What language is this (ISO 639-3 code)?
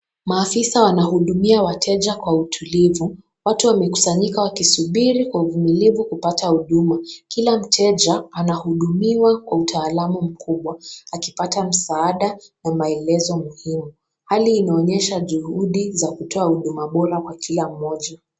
swa